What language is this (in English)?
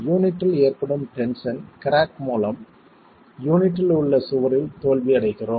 Tamil